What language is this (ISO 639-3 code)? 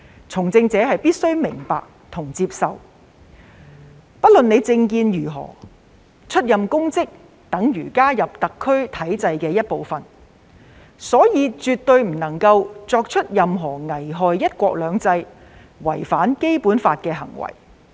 yue